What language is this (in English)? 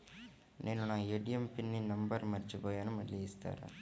Telugu